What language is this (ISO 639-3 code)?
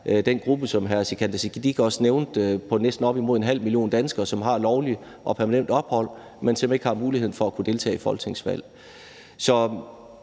dan